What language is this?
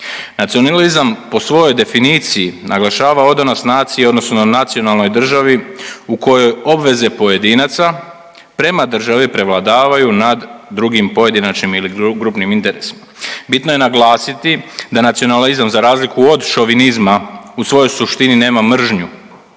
Croatian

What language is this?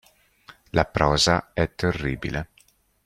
Italian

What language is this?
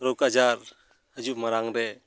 Santali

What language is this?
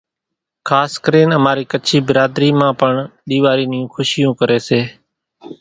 Kachi Koli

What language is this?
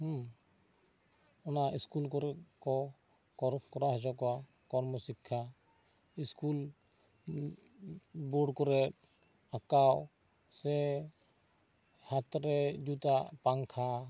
Santali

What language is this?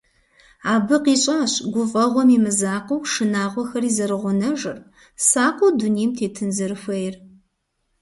Kabardian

